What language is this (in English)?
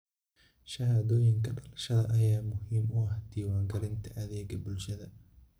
Somali